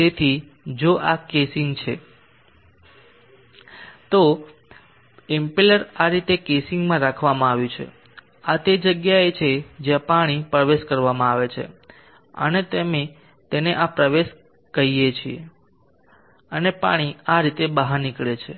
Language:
Gujarati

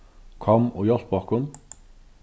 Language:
Faroese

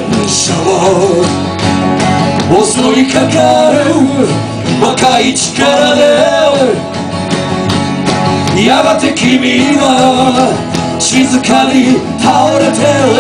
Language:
Turkish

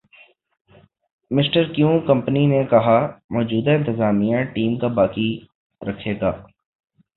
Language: Urdu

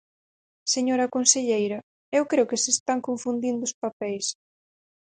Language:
Galician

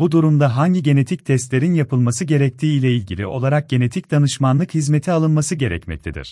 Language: Turkish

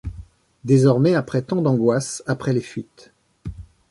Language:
French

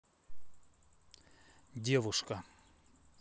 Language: Russian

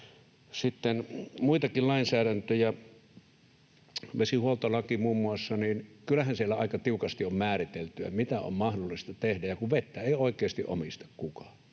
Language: Finnish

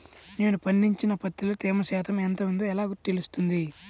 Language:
Telugu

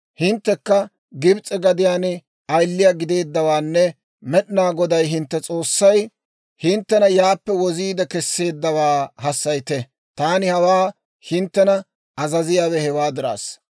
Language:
Dawro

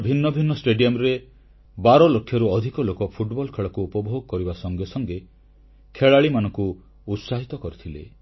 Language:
Odia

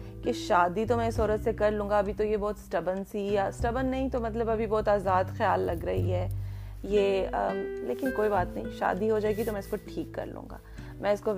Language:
Urdu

